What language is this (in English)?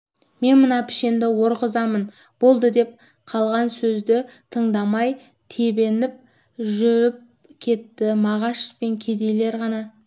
Kazakh